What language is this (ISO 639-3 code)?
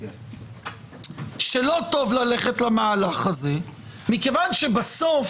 heb